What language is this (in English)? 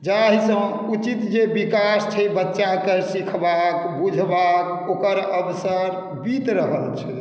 Maithili